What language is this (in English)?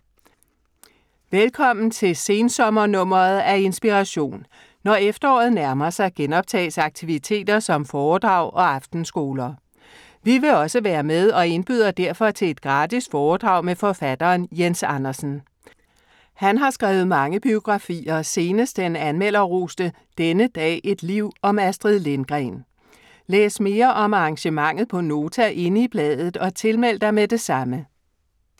Danish